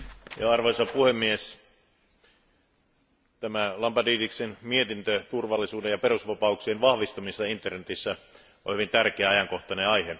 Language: Finnish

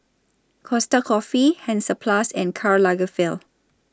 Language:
English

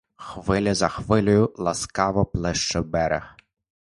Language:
Ukrainian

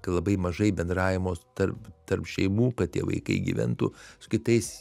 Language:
Lithuanian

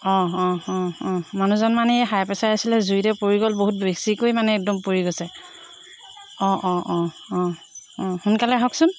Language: Assamese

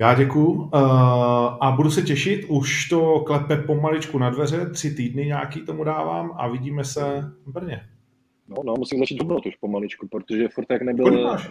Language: Czech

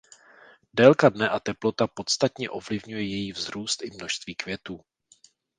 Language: Czech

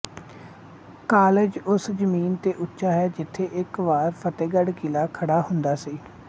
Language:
Punjabi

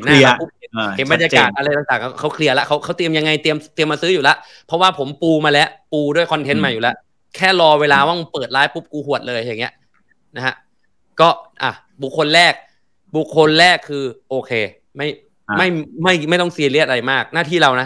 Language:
Thai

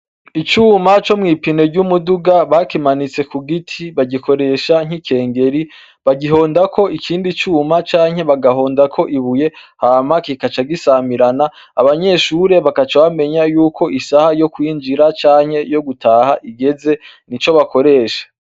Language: Rundi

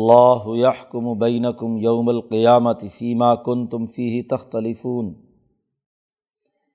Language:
Urdu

